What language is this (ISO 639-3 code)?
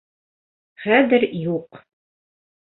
bak